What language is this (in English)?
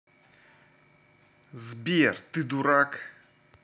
Russian